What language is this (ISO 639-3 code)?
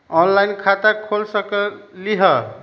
mag